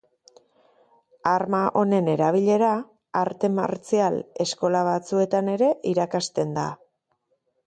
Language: Basque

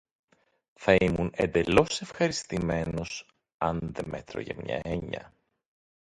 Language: Greek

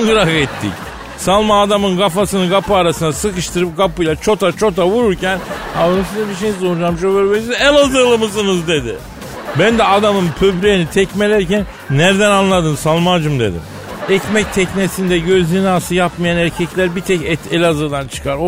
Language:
Turkish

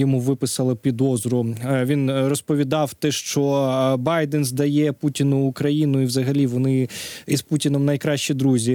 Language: Ukrainian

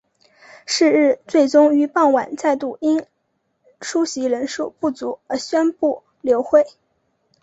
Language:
Chinese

